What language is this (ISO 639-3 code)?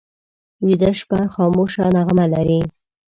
pus